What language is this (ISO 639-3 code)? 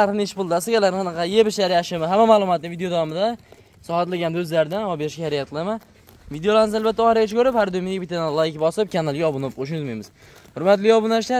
tur